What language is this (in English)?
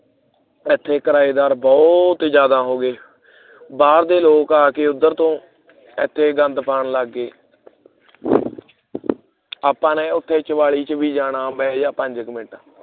Punjabi